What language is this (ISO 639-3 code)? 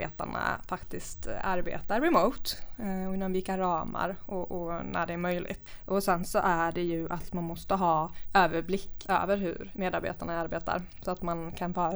swe